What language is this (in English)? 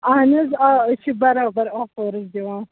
Kashmiri